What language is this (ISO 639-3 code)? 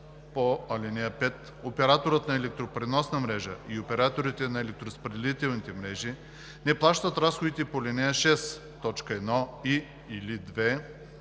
bul